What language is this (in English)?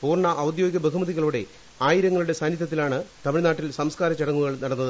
Malayalam